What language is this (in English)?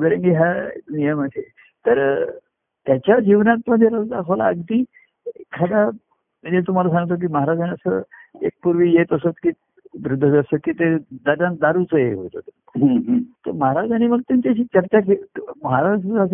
Marathi